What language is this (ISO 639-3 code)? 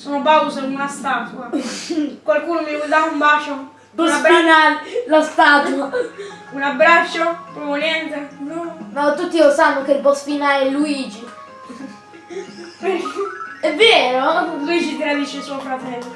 ita